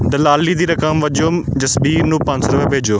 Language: Punjabi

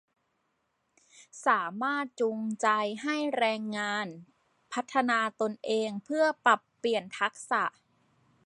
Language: Thai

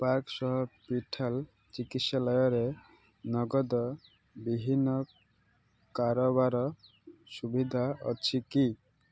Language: Odia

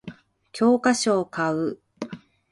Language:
Japanese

